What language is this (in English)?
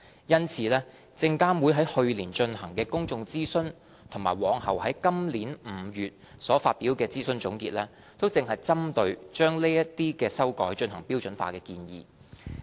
Cantonese